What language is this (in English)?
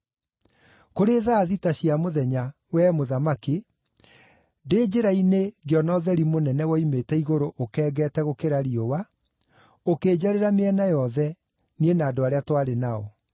Kikuyu